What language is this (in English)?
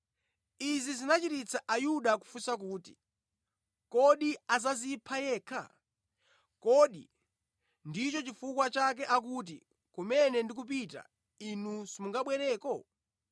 Nyanja